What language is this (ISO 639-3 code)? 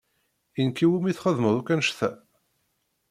kab